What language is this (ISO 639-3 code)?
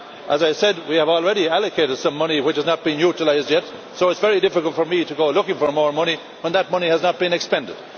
eng